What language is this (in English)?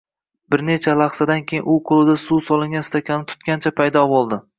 Uzbek